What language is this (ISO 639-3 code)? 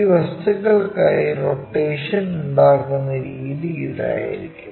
mal